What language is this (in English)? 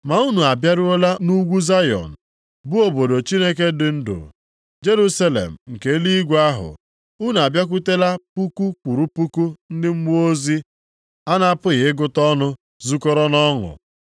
Igbo